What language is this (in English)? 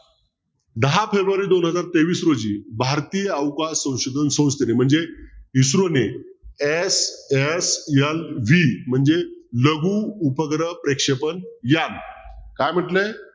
Marathi